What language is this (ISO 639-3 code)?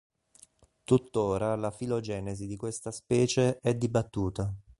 ita